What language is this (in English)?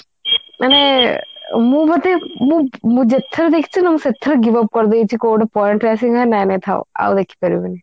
Odia